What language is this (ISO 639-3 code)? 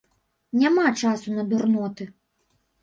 bel